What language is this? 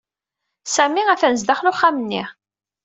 Kabyle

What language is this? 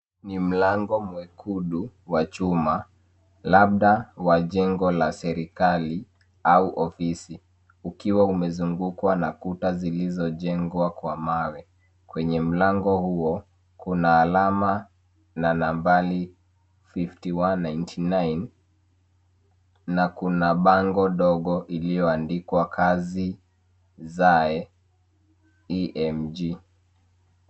Swahili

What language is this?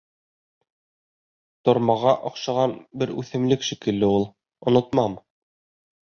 Bashkir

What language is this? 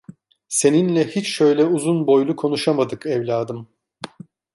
Turkish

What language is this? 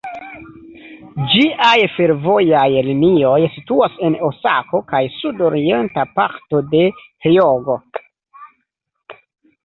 Esperanto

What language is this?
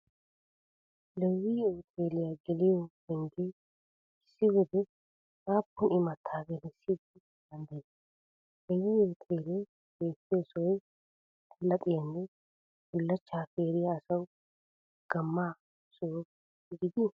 Wolaytta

